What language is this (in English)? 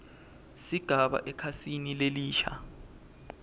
Swati